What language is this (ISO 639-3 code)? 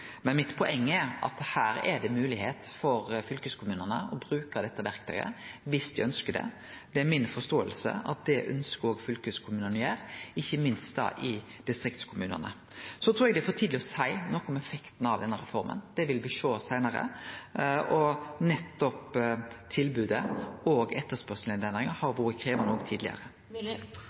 nor